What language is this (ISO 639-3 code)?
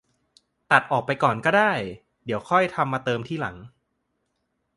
tha